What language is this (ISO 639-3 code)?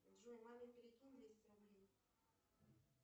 rus